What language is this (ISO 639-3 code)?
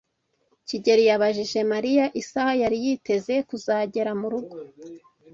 kin